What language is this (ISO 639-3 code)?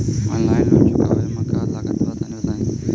bho